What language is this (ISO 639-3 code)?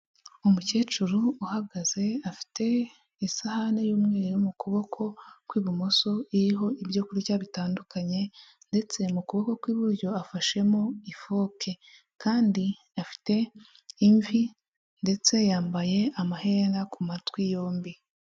kin